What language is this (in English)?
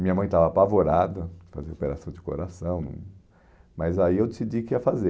Portuguese